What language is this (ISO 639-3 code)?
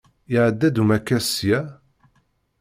kab